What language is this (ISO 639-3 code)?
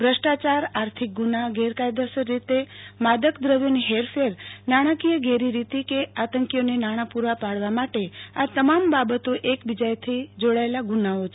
guj